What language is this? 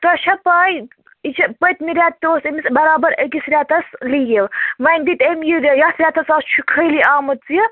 Kashmiri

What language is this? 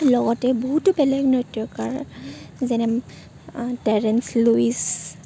Assamese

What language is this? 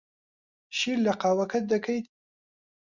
Central Kurdish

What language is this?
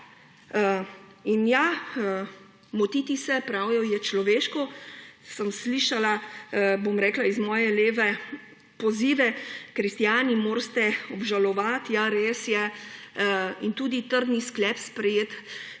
Slovenian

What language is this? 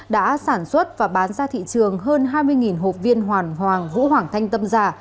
Vietnamese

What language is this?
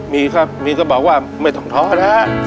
Thai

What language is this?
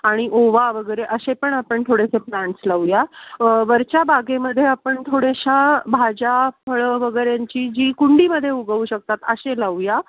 Marathi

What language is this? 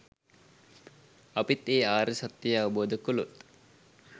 Sinhala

